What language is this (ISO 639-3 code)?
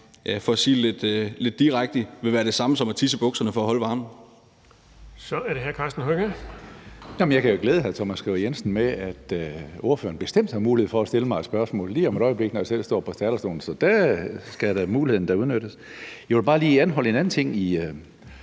dan